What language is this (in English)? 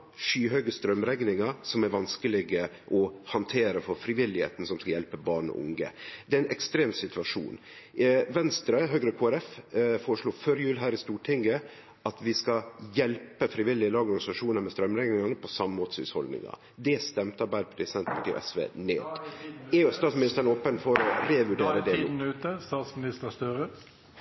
Norwegian Nynorsk